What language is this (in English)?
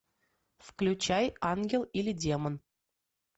Russian